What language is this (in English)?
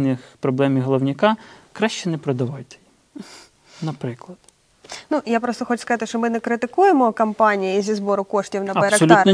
Ukrainian